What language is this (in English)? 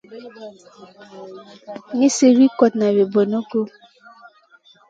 Masana